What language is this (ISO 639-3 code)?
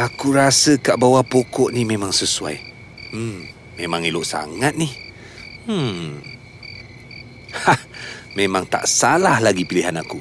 msa